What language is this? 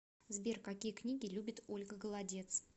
Russian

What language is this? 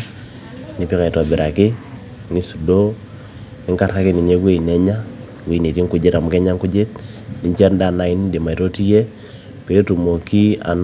Masai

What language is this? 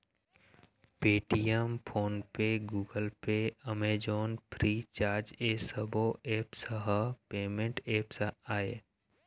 Chhattisgarhi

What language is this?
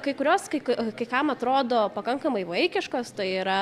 Lithuanian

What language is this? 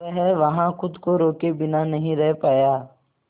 Hindi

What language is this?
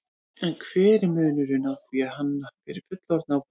Icelandic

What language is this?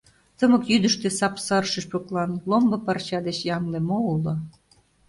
Mari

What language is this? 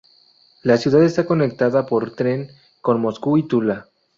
Spanish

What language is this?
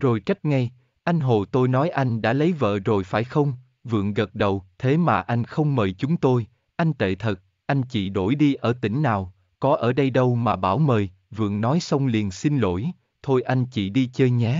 Vietnamese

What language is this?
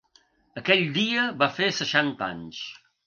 Catalan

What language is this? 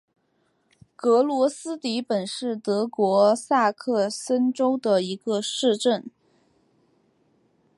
Chinese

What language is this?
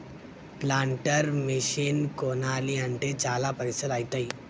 Telugu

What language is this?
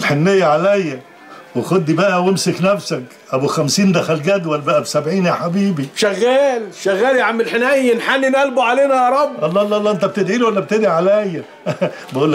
Arabic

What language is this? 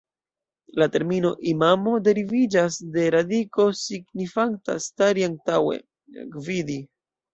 Esperanto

